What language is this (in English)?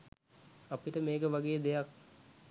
Sinhala